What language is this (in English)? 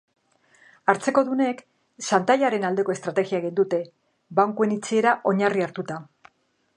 Basque